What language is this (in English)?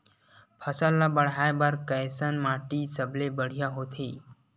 Chhattisgarhi